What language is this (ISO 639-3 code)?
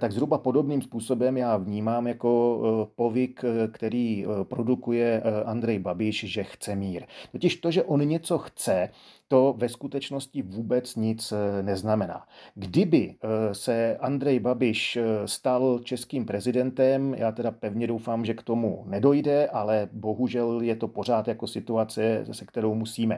ces